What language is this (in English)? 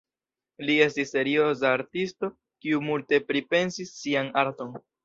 Esperanto